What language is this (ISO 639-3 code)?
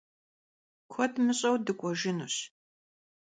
kbd